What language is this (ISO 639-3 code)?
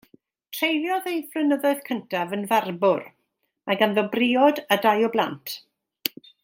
cym